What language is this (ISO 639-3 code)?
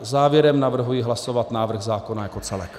ces